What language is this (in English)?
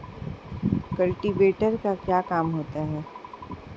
Hindi